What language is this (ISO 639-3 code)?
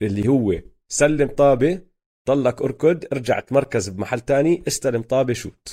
ara